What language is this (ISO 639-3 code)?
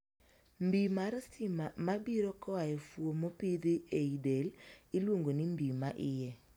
luo